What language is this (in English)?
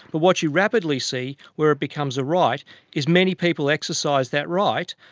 English